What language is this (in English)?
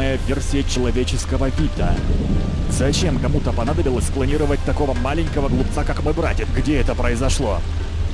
Russian